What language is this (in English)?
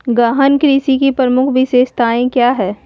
Magahi